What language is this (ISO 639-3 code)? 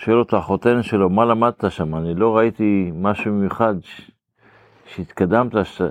heb